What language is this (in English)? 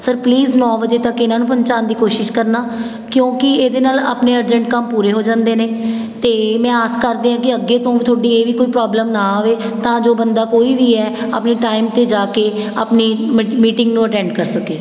Punjabi